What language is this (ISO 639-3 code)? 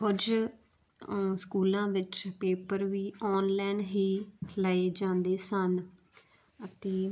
pan